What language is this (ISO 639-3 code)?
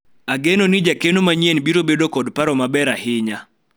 luo